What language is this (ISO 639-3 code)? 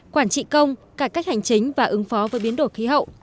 vie